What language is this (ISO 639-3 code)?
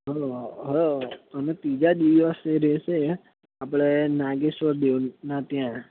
guj